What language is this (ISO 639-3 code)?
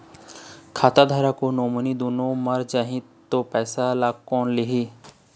hne